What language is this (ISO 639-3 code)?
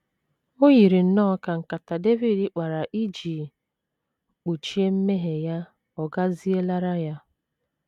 ibo